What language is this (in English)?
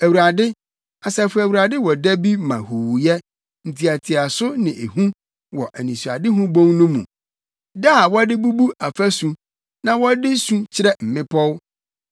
Akan